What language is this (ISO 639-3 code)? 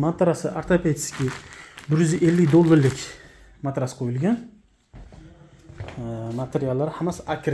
uzb